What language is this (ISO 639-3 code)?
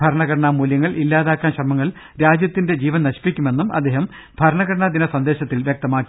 mal